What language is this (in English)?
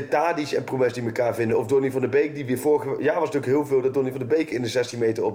Dutch